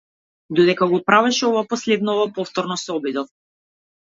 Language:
Macedonian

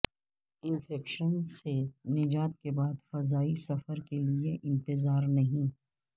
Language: Urdu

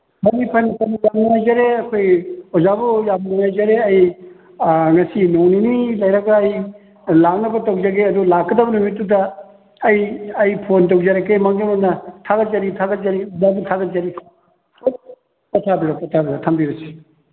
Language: Manipuri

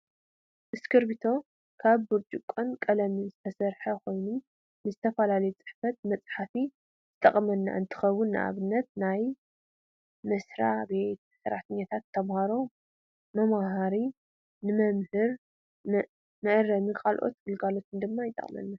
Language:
Tigrinya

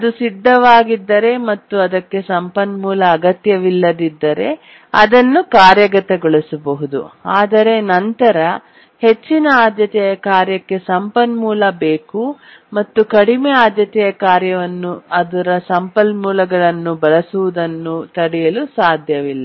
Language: Kannada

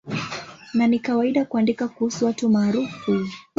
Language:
Swahili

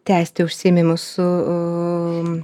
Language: Lithuanian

